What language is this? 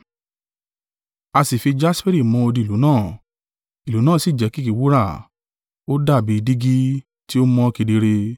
Yoruba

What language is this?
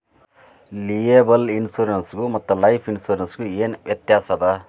Kannada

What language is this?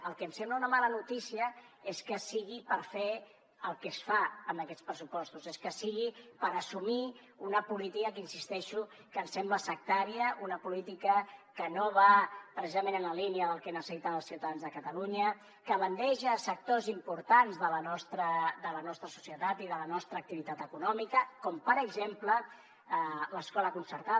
Catalan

